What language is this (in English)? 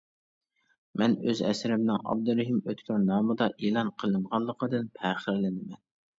Uyghur